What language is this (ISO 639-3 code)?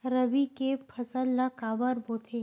hne